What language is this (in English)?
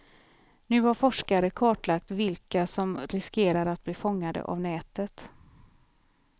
Swedish